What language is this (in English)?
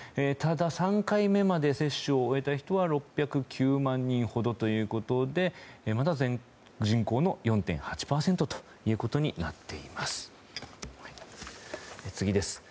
Japanese